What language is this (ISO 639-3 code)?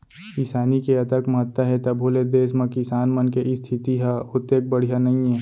hne